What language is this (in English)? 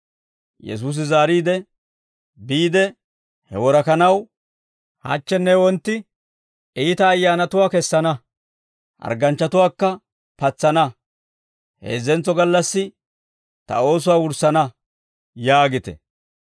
Dawro